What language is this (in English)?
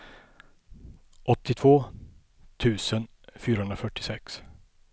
Swedish